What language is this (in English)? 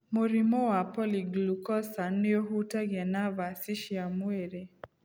Kikuyu